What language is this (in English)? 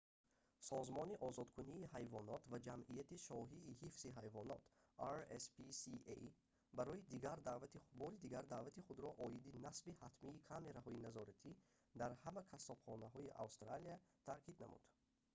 Tajik